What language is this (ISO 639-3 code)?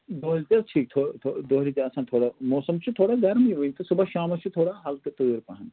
kas